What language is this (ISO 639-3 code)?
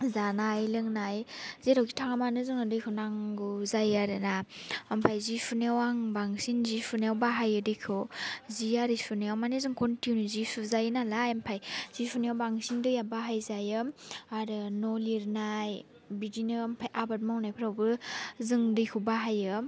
brx